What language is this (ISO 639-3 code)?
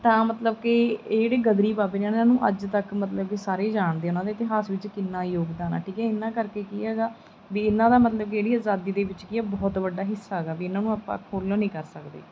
pan